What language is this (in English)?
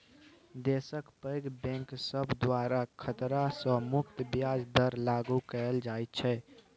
Maithili